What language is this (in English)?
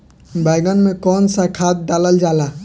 Bhojpuri